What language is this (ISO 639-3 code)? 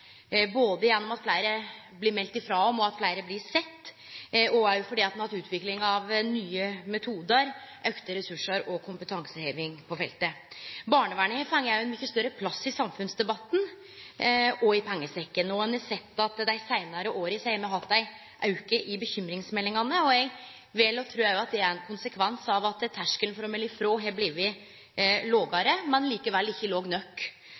nno